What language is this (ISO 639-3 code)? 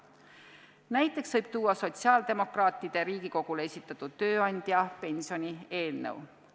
est